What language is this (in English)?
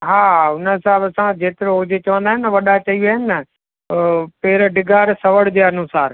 Sindhi